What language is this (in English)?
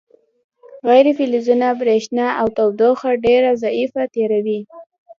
Pashto